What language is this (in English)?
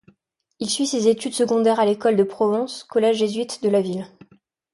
French